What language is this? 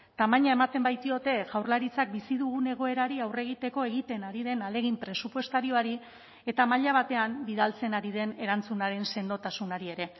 Basque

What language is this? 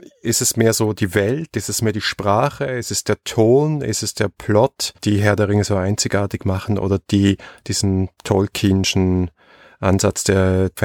German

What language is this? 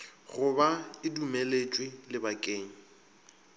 Northern Sotho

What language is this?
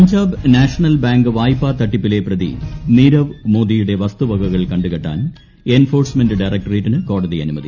Malayalam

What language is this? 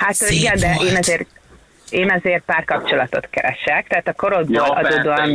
Hungarian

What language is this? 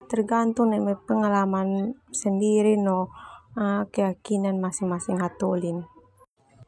Termanu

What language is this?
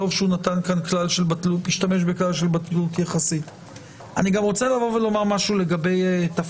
Hebrew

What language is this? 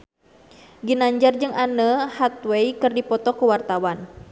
Sundanese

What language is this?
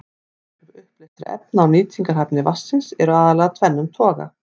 Icelandic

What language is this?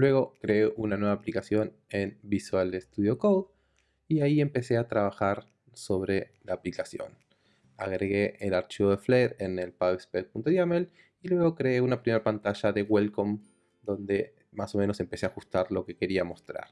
Spanish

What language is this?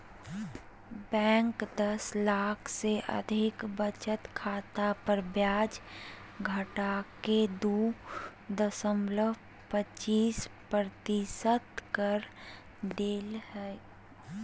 Magahi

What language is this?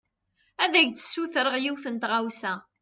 Kabyle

